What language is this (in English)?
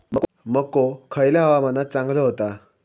Marathi